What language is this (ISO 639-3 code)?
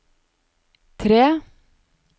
nor